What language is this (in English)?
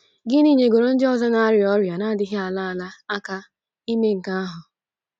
Igbo